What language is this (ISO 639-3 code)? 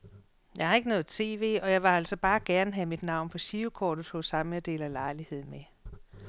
dan